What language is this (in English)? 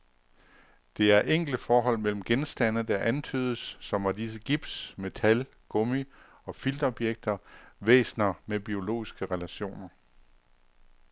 Danish